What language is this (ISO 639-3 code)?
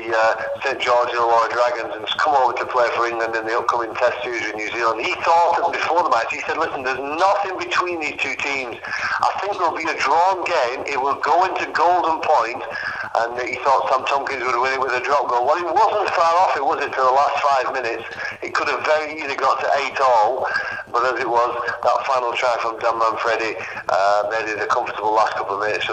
eng